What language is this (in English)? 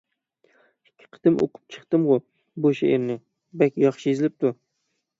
Uyghur